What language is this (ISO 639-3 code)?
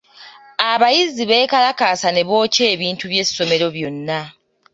lug